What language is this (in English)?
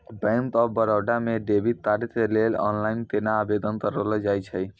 Maithili